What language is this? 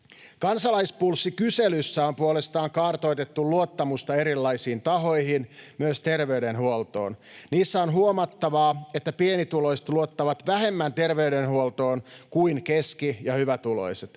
Finnish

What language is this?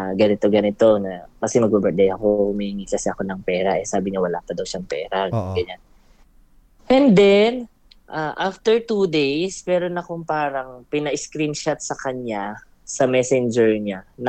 Filipino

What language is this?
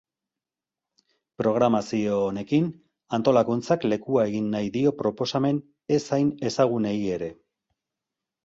Basque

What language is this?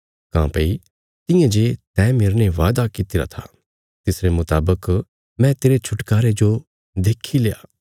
Bilaspuri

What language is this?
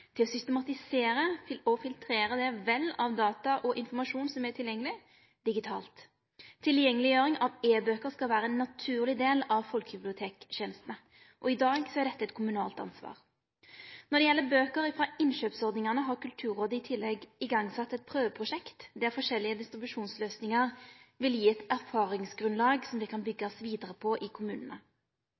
Norwegian Nynorsk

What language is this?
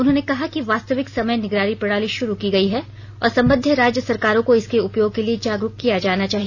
Hindi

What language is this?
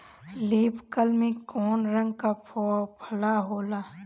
Bhojpuri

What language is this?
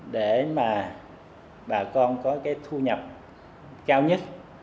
Vietnamese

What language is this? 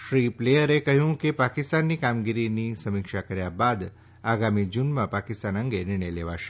Gujarati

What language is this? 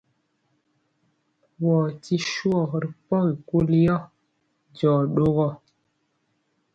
Mpiemo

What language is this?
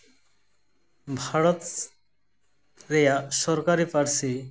Santali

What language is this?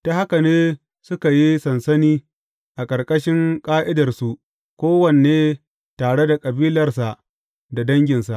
Hausa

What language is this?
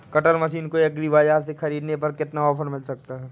Hindi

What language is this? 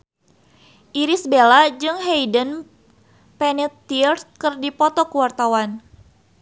Sundanese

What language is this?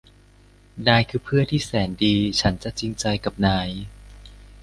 Thai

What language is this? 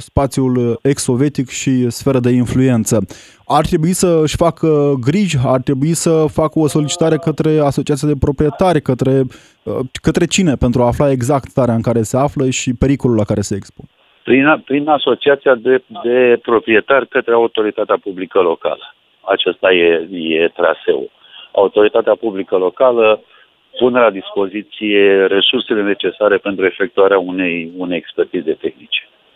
Romanian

